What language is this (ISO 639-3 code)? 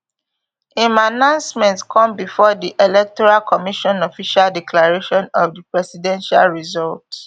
pcm